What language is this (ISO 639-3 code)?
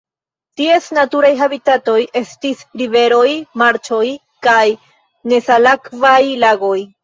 epo